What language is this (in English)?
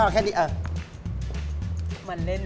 Thai